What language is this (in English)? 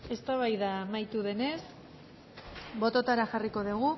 Basque